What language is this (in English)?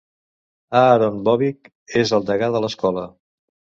Catalan